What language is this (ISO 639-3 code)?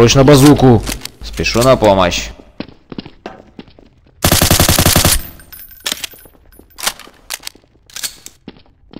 rus